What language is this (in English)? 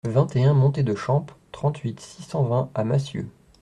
French